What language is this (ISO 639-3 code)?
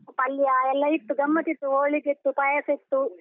kan